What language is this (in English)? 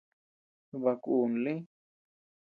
Tepeuxila Cuicatec